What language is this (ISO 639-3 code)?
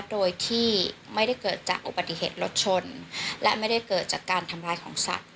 tha